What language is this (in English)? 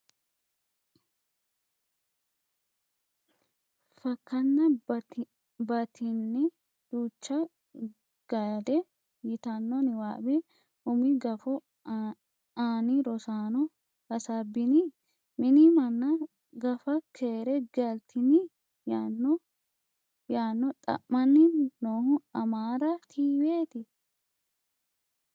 Sidamo